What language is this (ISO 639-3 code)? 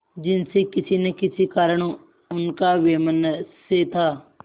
hin